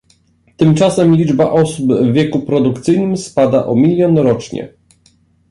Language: Polish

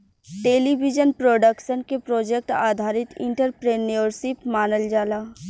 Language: Bhojpuri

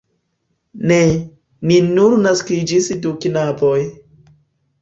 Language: Esperanto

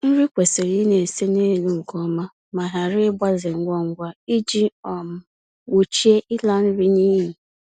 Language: Igbo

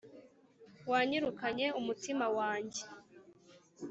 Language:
Kinyarwanda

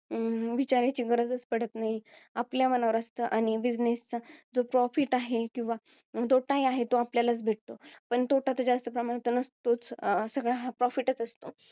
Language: Marathi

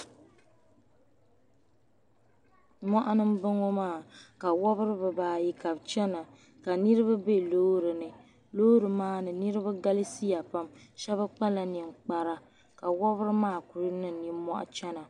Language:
Dagbani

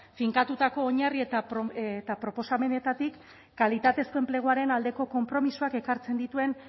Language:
Basque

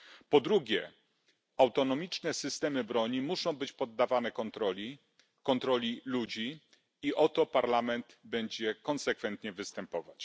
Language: Polish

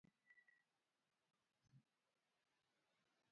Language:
Luo (Kenya and Tanzania)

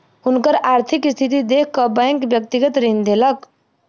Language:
Maithili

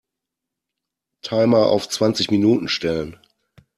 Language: German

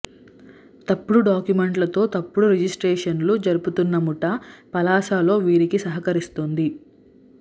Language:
Telugu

